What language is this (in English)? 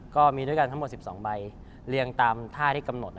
Thai